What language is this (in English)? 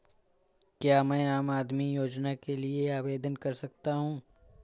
Hindi